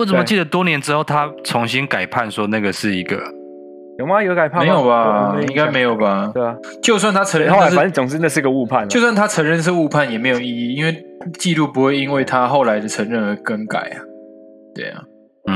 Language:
Chinese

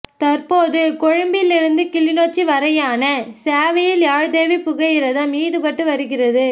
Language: Tamil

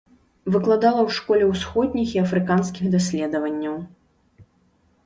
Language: Belarusian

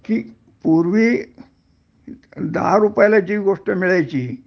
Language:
Marathi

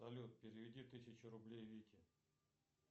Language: Russian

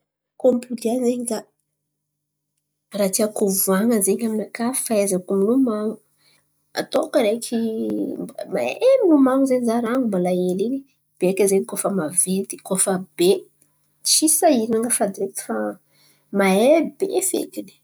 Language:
Antankarana Malagasy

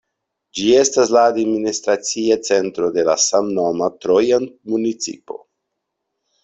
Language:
Esperanto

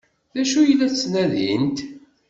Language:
Kabyle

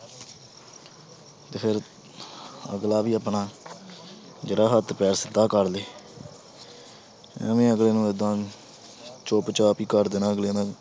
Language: Punjabi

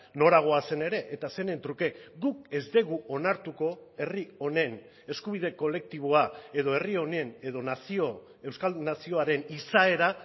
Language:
Basque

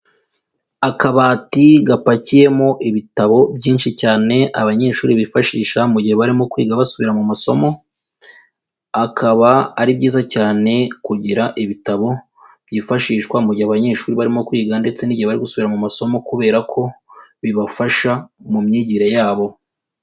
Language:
Kinyarwanda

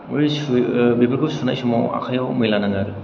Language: Bodo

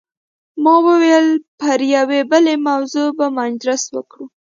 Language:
Pashto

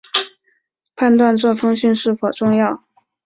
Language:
Chinese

